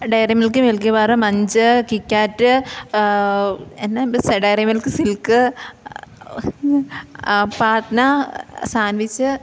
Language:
Malayalam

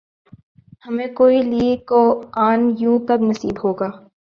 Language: Urdu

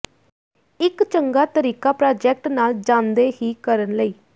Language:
Punjabi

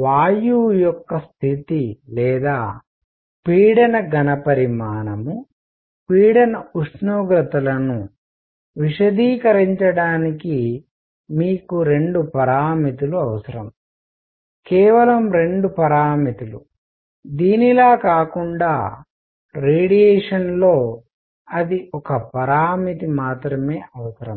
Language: Telugu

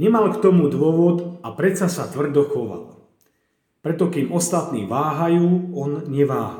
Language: Slovak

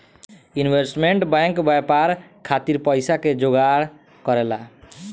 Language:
Bhojpuri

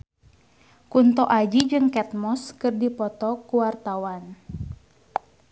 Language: Sundanese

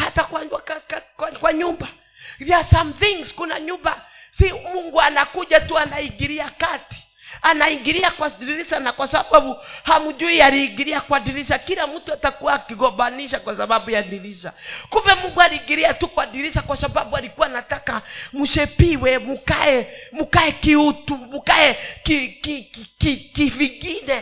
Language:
Swahili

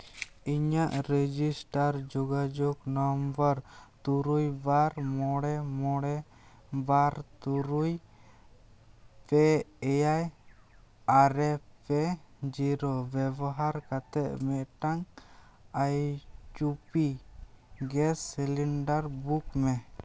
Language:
Santali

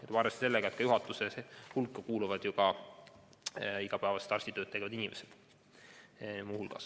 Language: Estonian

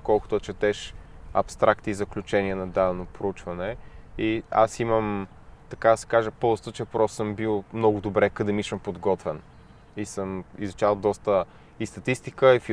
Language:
Bulgarian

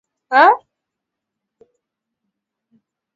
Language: Swahili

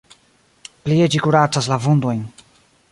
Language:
Esperanto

